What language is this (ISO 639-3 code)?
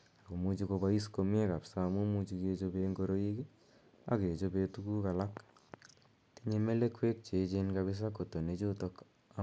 kln